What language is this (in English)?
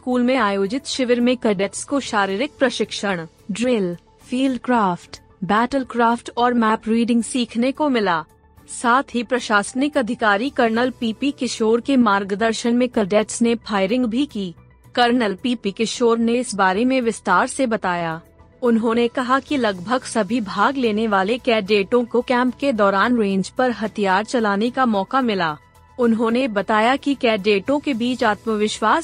Hindi